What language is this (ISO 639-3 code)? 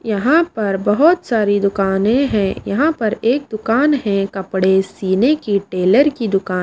hin